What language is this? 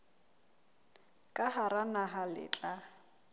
Southern Sotho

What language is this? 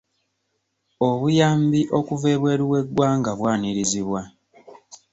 Ganda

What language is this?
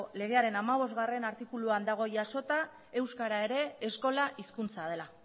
Basque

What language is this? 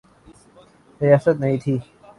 Urdu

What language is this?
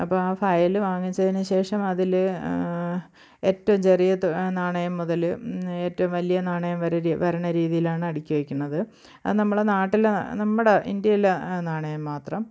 Malayalam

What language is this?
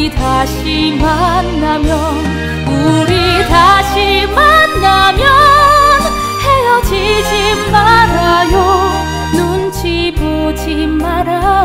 Thai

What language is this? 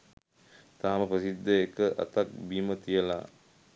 Sinhala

